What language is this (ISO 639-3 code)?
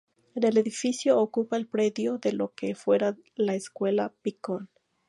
spa